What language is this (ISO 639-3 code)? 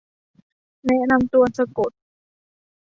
tha